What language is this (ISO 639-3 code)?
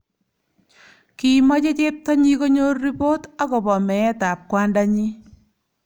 kln